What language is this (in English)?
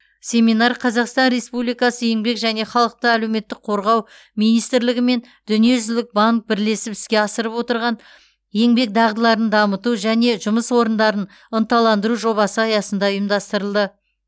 Kazakh